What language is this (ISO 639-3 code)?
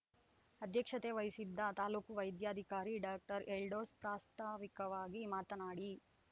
kan